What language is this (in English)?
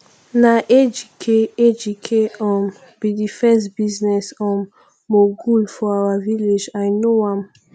Nigerian Pidgin